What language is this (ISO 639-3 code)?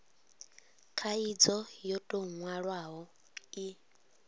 ven